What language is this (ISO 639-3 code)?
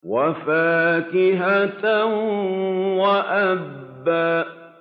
ara